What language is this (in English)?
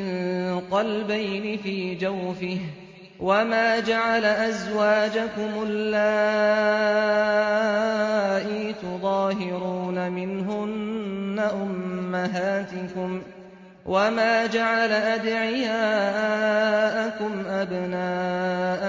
Arabic